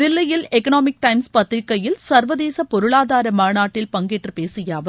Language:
Tamil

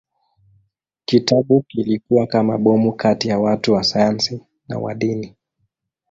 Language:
Swahili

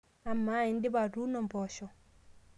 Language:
Masai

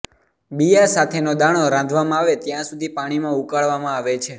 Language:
Gujarati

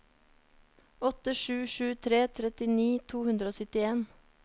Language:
Norwegian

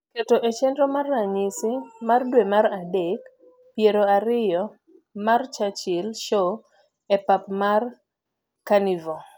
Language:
Luo (Kenya and Tanzania)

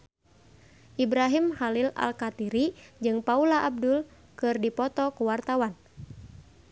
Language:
Sundanese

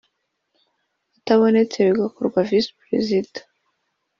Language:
Kinyarwanda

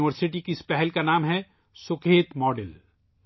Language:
Urdu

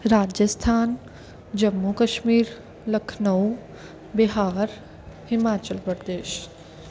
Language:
Punjabi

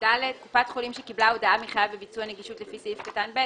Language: Hebrew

